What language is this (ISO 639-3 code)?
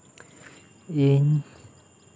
sat